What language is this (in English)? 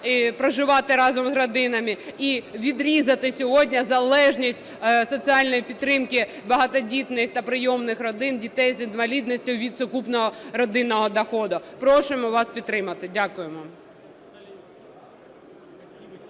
Ukrainian